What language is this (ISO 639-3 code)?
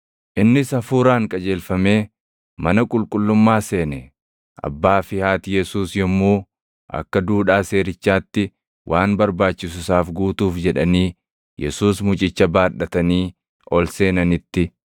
orm